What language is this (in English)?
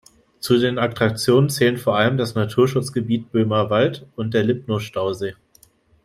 German